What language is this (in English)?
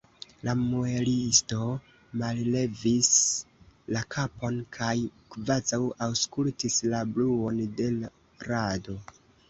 Esperanto